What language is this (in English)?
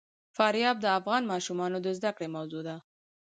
Pashto